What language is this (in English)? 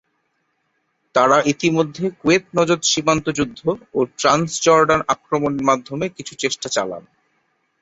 Bangla